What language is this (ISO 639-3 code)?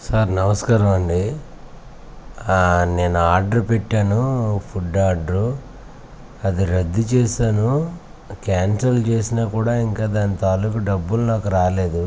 tel